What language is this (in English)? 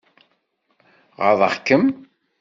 Kabyle